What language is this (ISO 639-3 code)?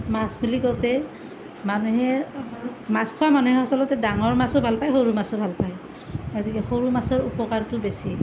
asm